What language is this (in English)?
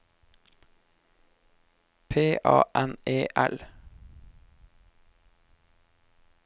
Norwegian